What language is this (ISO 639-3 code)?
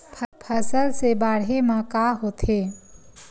hne